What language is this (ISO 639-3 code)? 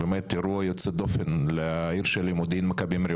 heb